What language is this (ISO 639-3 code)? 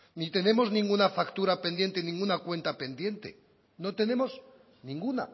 spa